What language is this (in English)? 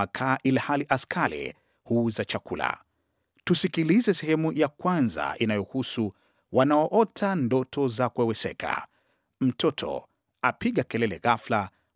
Swahili